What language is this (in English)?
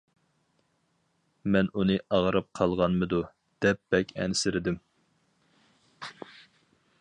Uyghur